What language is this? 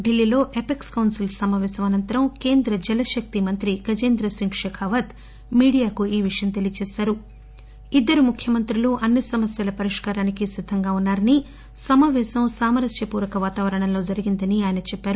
Telugu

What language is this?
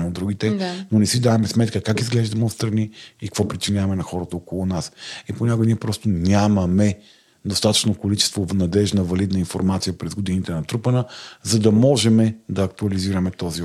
Bulgarian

